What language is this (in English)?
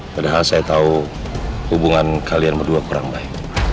Indonesian